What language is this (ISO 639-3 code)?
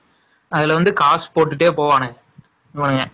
tam